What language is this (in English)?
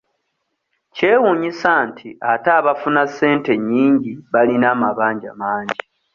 Ganda